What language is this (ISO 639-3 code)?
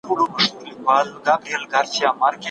pus